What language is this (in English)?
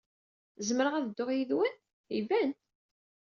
Kabyle